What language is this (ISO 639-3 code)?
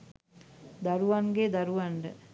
sin